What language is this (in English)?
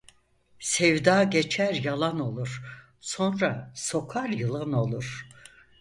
Turkish